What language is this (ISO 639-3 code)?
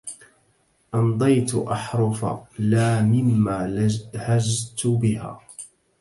ara